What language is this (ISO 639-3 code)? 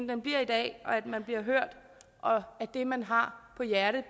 dan